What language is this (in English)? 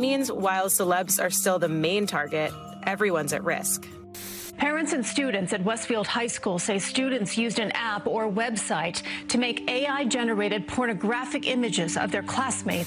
Swedish